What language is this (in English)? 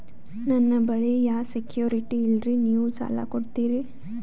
Kannada